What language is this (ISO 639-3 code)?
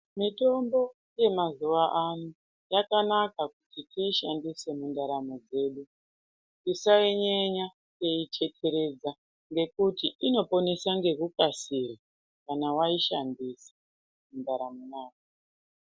ndc